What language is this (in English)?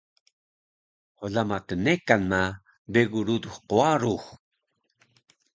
Taroko